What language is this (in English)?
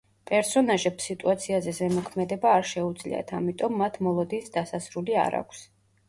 Georgian